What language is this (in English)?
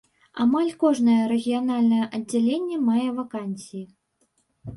Belarusian